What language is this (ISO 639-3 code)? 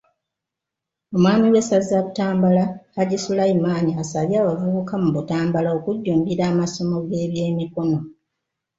lug